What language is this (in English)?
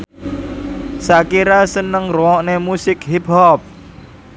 Javanese